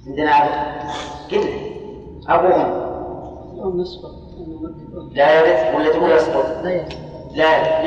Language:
Arabic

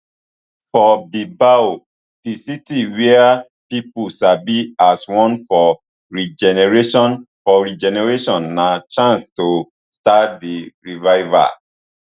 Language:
Nigerian Pidgin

